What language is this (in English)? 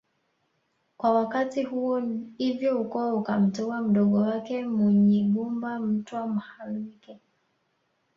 Swahili